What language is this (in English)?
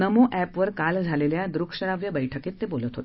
Marathi